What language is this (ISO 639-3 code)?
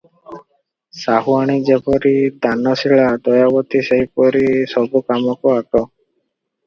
ori